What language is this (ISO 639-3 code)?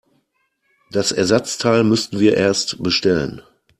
deu